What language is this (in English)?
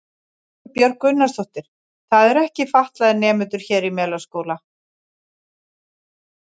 Icelandic